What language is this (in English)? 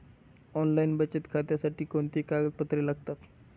Marathi